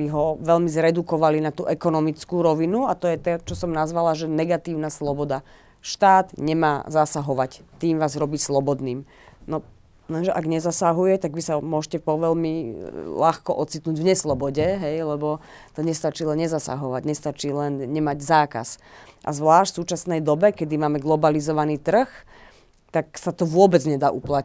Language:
Slovak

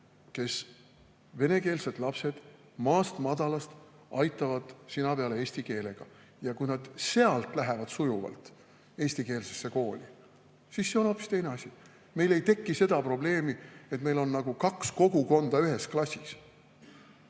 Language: Estonian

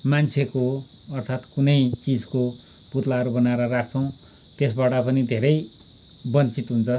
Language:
Nepali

